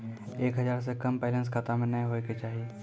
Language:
Maithili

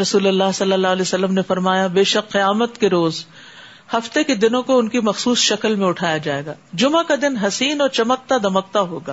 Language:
Urdu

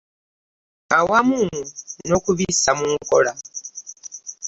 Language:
Ganda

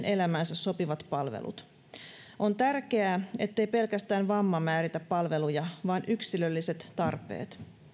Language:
Finnish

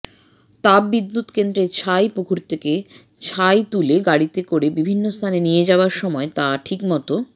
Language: Bangla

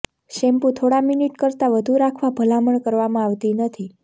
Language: Gujarati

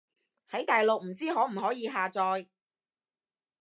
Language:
Cantonese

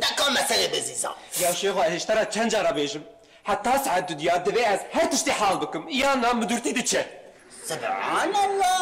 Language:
Arabic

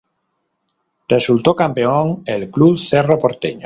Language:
Spanish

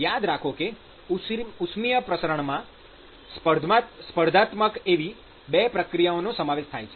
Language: Gujarati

